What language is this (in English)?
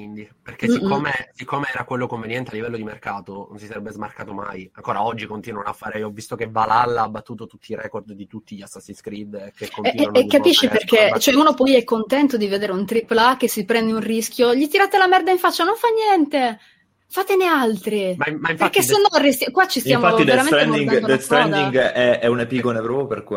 Italian